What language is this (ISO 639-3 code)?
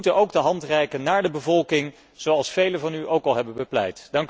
nld